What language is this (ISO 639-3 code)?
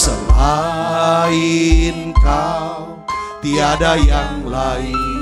ind